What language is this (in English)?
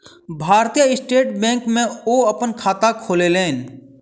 Maithili